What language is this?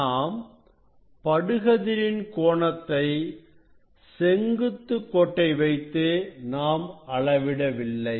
Tamil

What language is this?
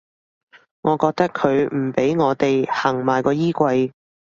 Cantonese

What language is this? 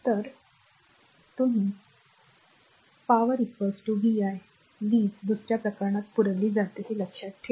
Marathi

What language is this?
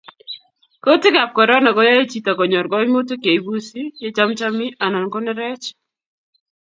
Kalenjin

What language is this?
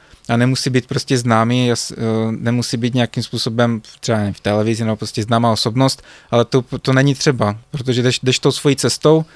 Czech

